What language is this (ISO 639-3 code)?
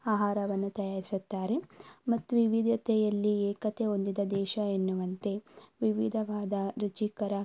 kan